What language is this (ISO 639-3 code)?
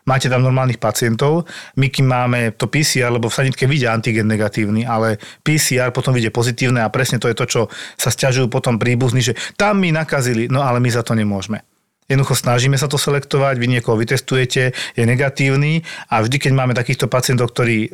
slk